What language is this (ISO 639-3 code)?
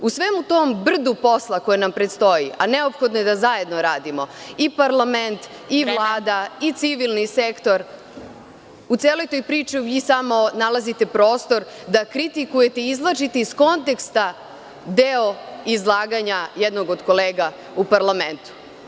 srp